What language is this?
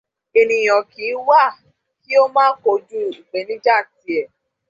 Yoruba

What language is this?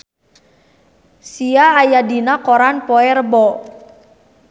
Sundanese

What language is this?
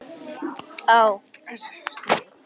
Icelandic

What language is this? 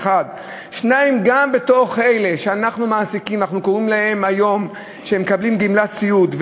Hebrew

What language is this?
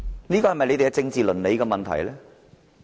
Cantonese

